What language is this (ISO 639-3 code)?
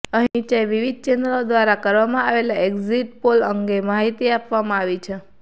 guj